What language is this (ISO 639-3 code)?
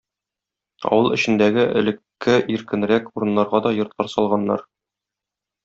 tat